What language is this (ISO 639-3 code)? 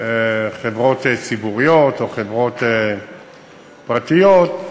heb